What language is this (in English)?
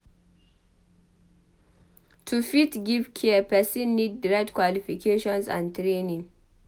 Nigerian Pidgin